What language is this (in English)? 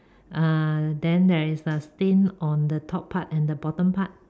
English